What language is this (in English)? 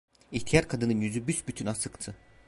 Turkish